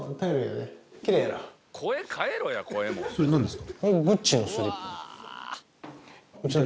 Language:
Japanese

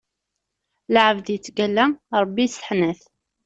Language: Kabyle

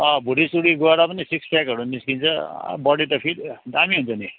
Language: Nepali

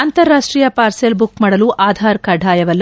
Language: Kannada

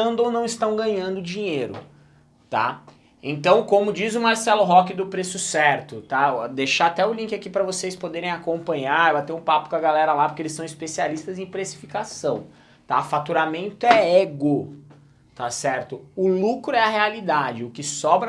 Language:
Portuguese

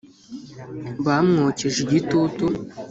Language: Kinyarwanda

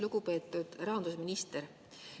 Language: Estonian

